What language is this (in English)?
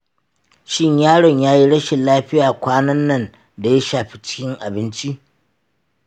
Hausa